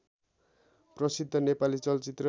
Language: Nepali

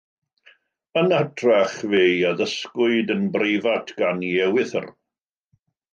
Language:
Welsh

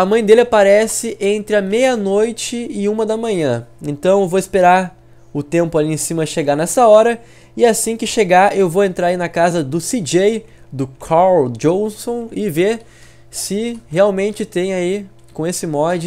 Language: Portuguese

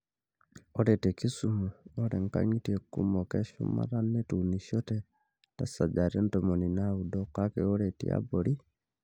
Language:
Masai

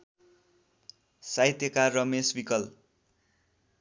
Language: Nepali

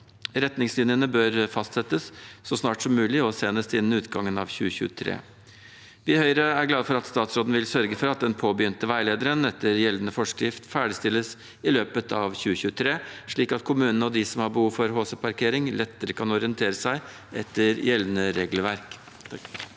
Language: Norwegian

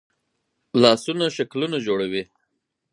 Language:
Pashto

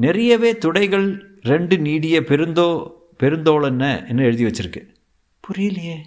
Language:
Tamil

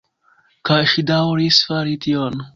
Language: Esperanto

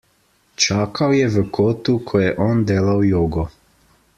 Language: Slovenian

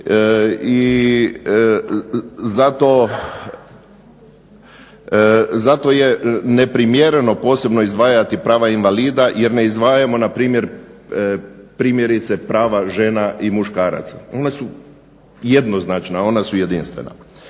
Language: Croatian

